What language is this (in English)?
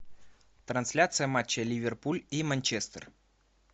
Russian